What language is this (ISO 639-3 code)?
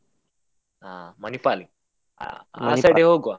kan